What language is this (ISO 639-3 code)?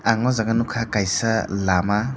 trp